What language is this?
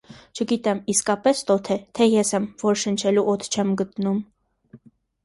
Armenian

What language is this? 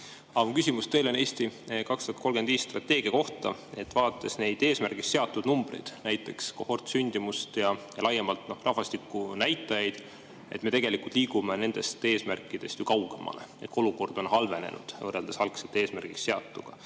Estonian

